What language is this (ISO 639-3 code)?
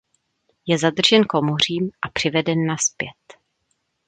ces